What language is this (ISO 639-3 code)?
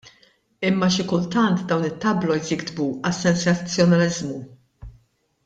mlt